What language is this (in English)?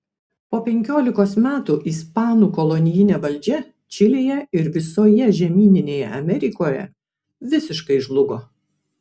Lithuanian